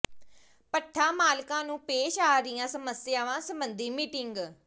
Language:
Punjabi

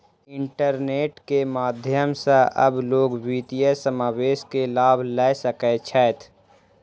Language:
Maithili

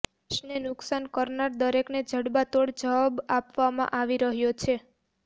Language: Gujarati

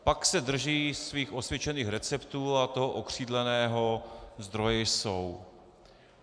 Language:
Czech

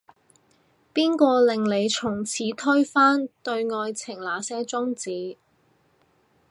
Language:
Cantonese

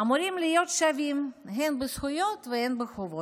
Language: Hebrew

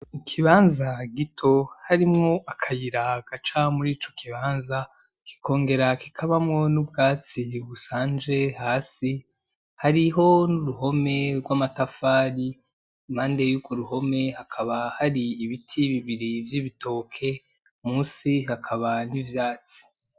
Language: Rundi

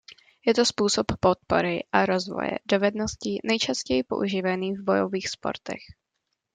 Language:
Czech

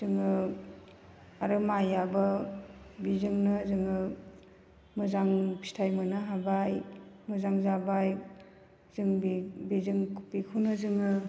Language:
Bodo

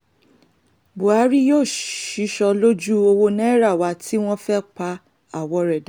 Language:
Yoruba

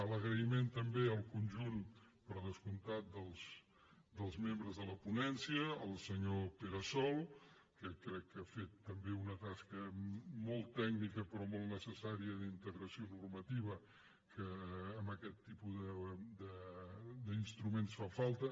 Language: Catalan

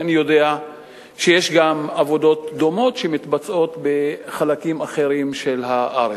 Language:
Hebrew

